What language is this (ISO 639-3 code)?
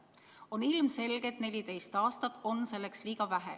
est